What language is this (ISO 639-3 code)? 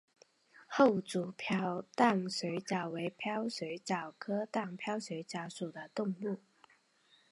zho